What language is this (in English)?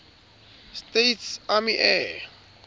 Southern Sotho